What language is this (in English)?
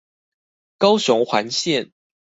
Chinese